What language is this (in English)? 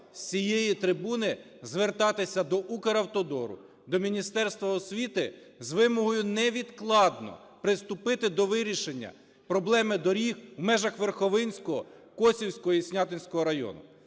Ukrainian